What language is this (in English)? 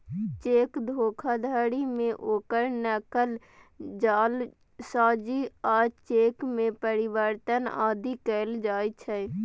Maithili